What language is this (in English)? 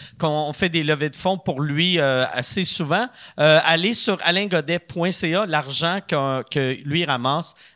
French